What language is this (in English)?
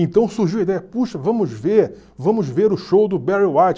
Portuguese